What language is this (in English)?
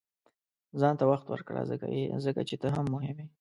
Pashto